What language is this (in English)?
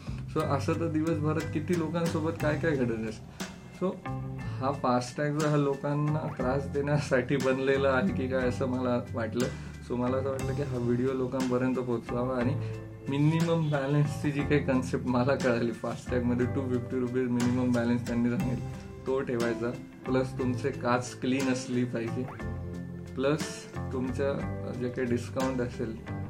Marathi